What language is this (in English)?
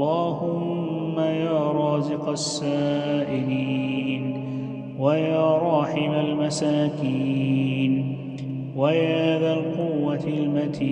Arabic